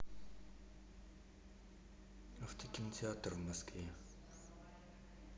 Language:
Russian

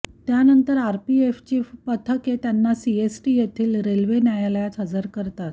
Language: Marathi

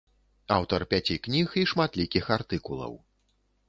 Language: Belarusian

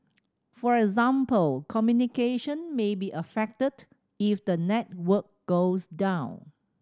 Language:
English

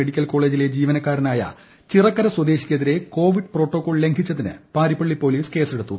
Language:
Malayalam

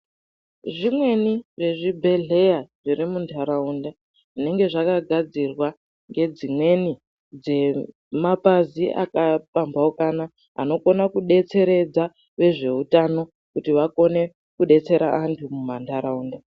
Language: Ndau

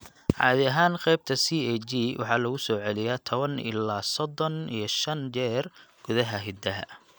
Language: Somali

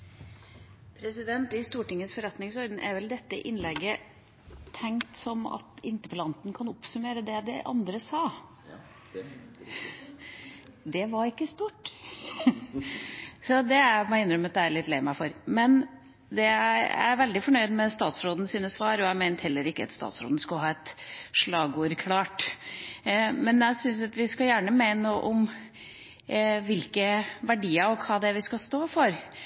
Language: Norwegian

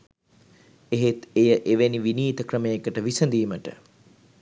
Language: Sinhala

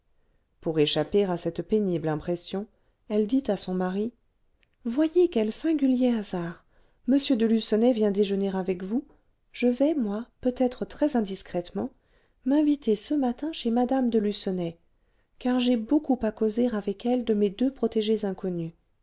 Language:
French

